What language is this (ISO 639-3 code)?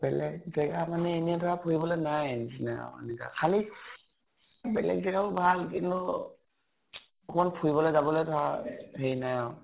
asm